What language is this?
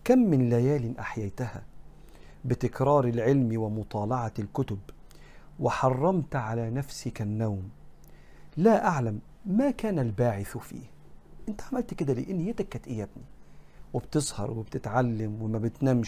Arabic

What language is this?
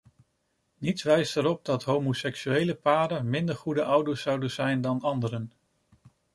Dutch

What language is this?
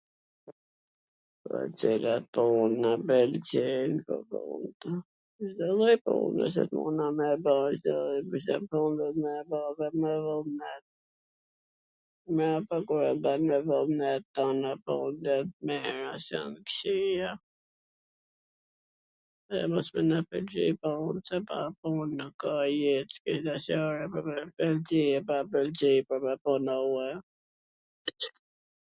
Gheg Albanian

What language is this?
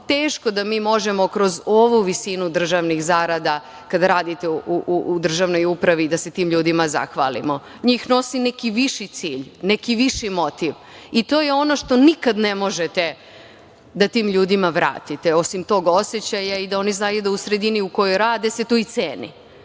Serbian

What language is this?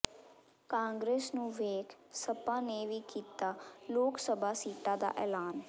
Punjabi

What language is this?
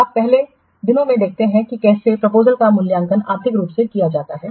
Hindi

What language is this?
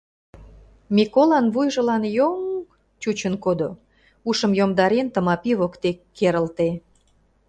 Mari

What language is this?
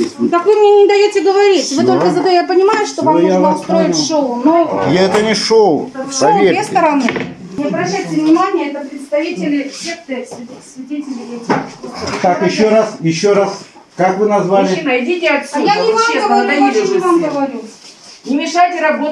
Russian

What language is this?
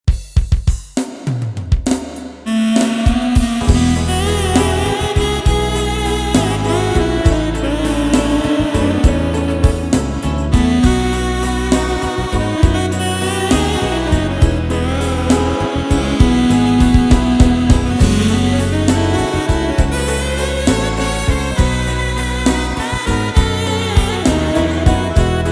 Indonesian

